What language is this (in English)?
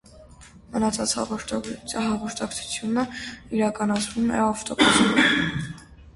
Armenian